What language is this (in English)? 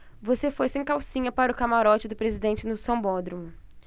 Portuguese